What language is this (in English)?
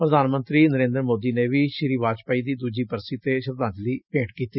Punjabi